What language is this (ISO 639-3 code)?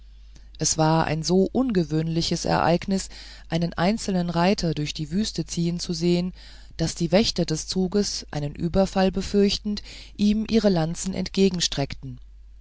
deu